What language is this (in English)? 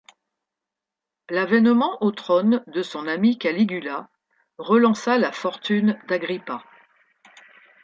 French